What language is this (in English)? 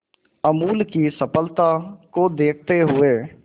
Hindi